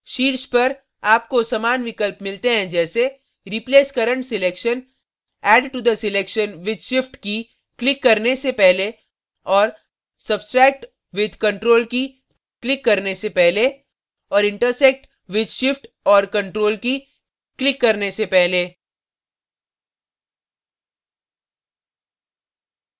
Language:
Hindi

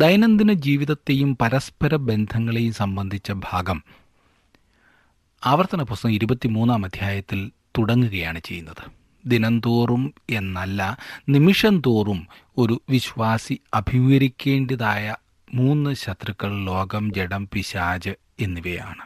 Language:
Malayalam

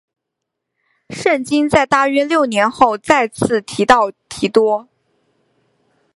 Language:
Chinese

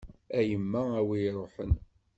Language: Kabyle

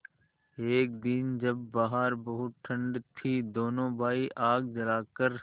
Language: Hindi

